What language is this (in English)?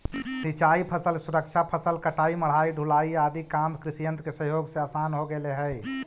Magahi